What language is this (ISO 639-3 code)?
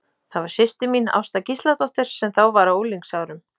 isl